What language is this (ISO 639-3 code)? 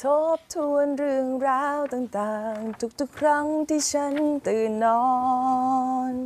tha